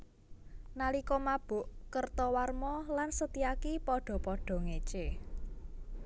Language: Javanese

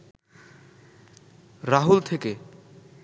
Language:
Bangla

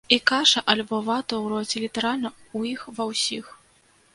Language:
Belarusian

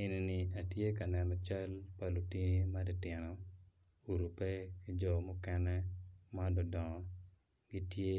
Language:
Acoli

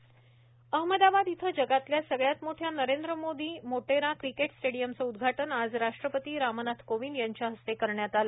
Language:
Marathi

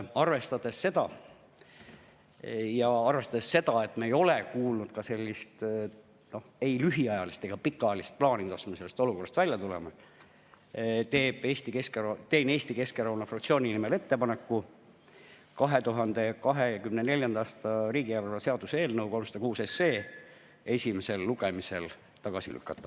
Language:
Estonian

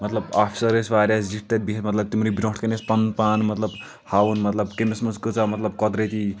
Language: Kashmiri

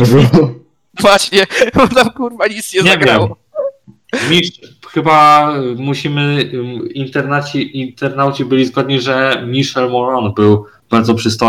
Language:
Polish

